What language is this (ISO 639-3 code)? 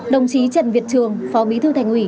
vie